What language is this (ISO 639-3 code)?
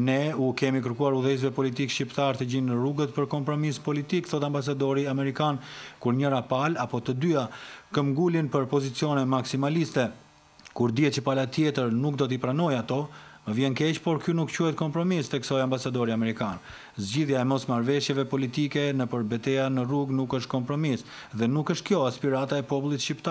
ron